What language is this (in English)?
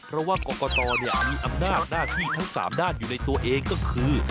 Thai